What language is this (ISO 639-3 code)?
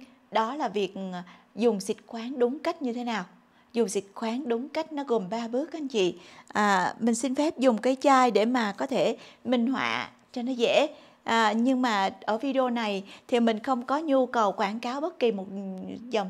vie